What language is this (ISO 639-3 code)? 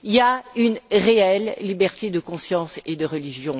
fra